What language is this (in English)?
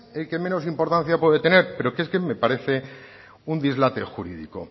Spanish